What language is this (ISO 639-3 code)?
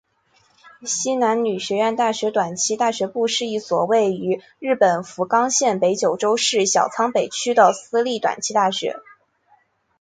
zho